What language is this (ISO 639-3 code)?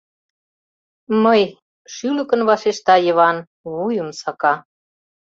chm